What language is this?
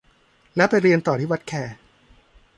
Thai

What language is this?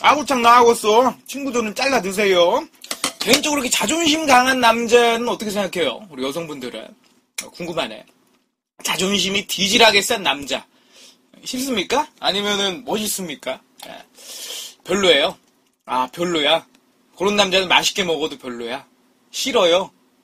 Korean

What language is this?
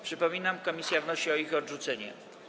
Polish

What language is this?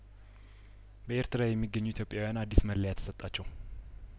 Amharic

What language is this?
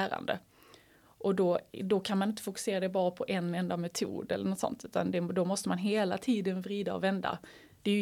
Swedish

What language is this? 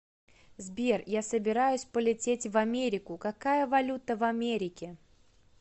Russian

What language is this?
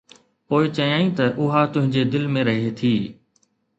Sindhi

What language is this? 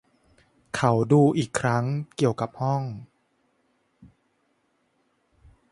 Thai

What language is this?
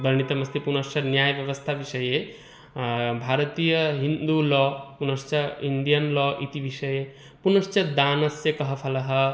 Sanskrit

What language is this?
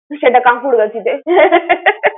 Bangla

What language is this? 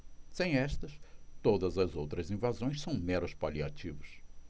Portuguese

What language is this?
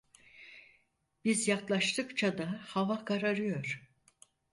Turkish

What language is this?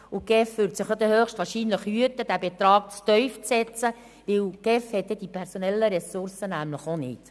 Swiss German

